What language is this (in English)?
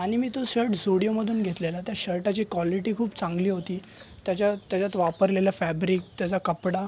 Marathi